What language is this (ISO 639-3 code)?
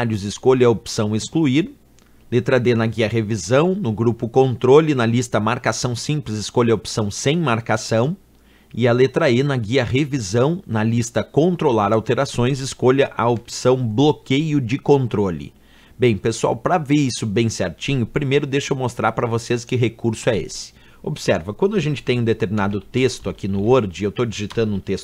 por